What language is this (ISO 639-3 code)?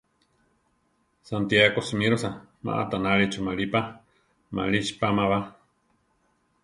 tar